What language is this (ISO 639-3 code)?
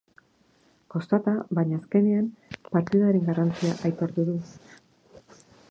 eus